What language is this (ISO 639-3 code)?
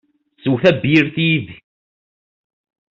kab